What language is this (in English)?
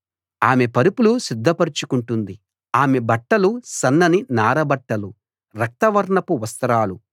Telugu